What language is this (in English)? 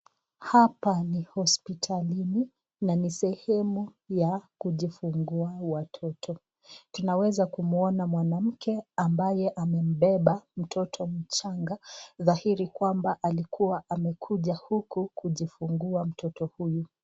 Swahili